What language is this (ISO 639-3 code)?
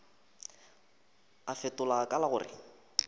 nso